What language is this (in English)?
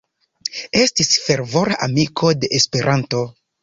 Esperanto